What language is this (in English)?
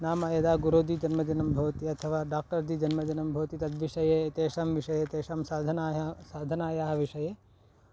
Sanskrit